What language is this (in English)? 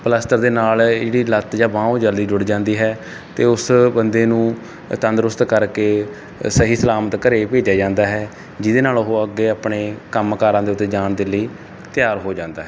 Punjabi